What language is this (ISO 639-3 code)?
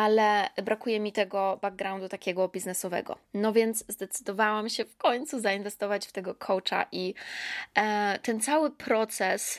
pol